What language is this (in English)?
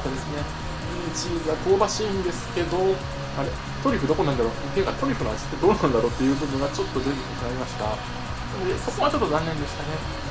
Japanese